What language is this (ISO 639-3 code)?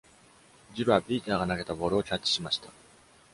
jpn